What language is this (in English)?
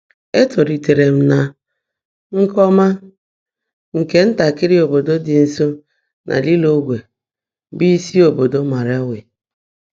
Igbo